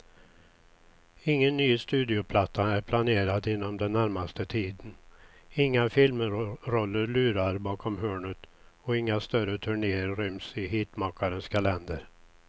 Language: Swedish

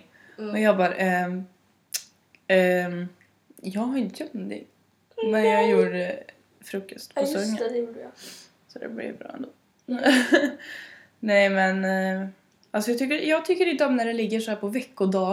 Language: Swedish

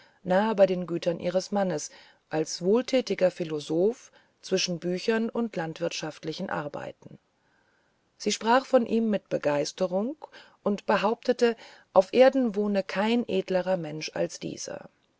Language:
German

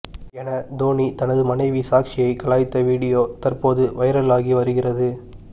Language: Tamil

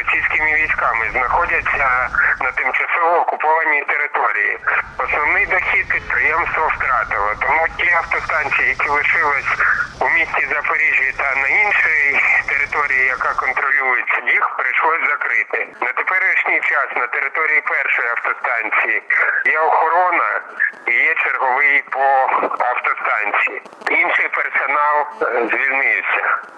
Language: Ukrainian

